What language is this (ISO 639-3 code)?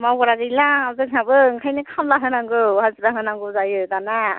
brx